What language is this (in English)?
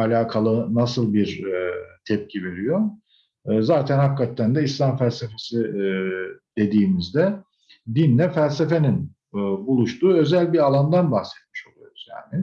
Turkish